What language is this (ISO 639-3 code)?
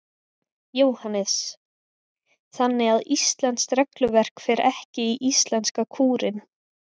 isl